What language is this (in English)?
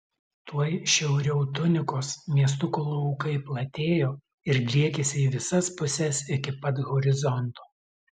Lithuanian